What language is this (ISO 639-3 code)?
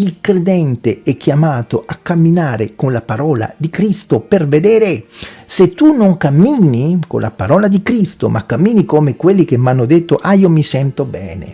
ita